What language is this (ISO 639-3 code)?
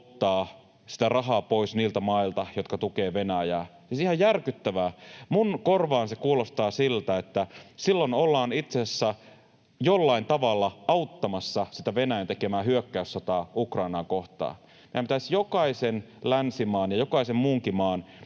fin